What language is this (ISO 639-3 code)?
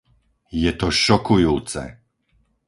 slk